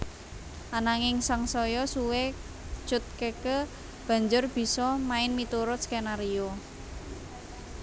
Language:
Javanese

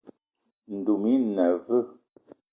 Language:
Eton (Cameroon)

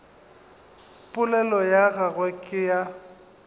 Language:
Northern Sotho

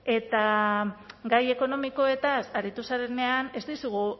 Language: Basque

